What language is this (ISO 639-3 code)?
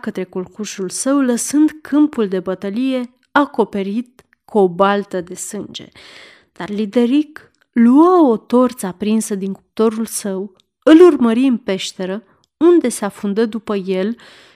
ron